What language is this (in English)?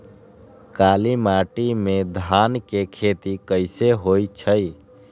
Magahi